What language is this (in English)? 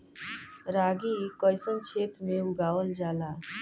Bhojpuri